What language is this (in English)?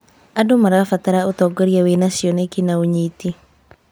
Kikuyu